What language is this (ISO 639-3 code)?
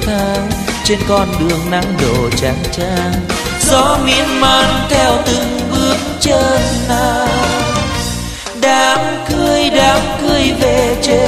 vie